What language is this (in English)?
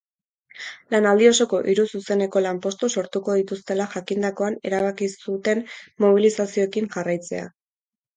Basque